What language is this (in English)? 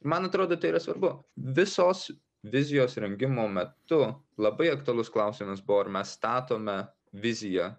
Lithuanian